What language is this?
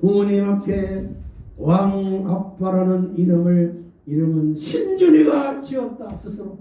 Korean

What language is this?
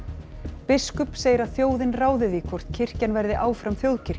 Icelandic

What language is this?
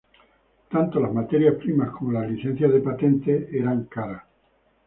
Spanish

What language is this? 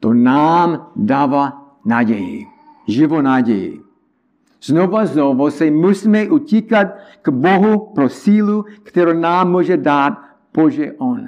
Czech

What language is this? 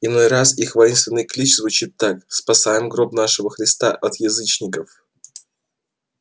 Russian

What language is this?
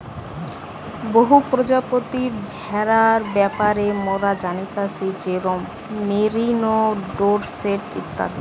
Bangla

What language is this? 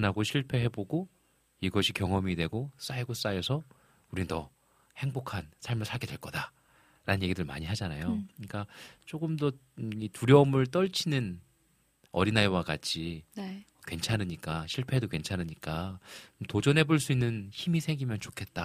Korean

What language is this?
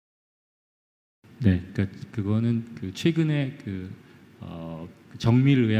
Korean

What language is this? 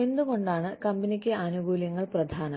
Malayalam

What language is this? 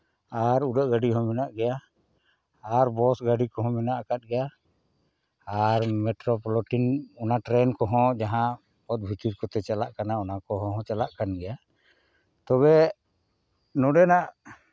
Santali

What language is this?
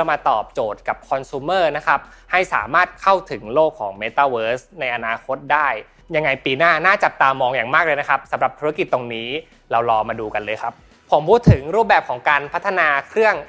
Thai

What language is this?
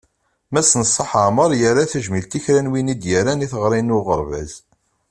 Kabyle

